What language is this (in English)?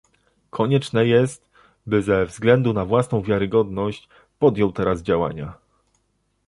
Polish